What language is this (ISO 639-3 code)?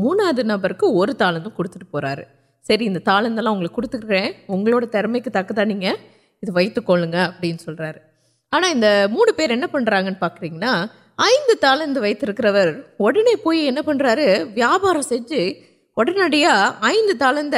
urd